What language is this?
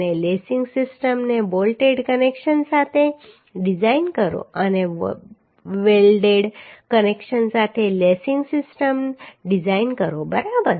Gujarati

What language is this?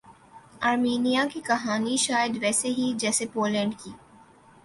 Urdu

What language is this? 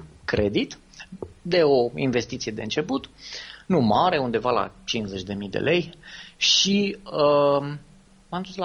Romanian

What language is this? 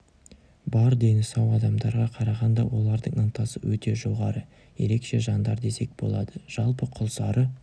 Kazakh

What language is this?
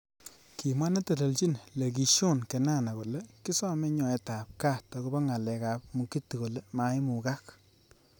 Kalenjin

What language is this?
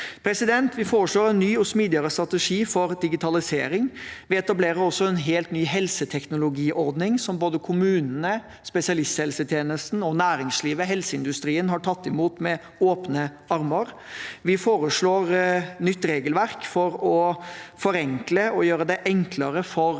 Norwegian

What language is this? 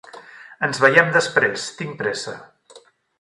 Catalan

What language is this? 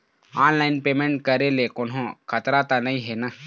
Chhattisgarhi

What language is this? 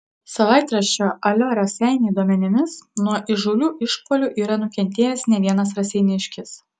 Lithuanian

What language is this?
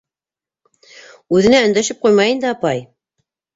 Bashkir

